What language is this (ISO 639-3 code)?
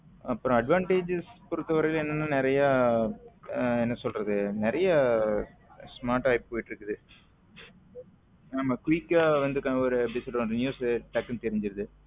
tam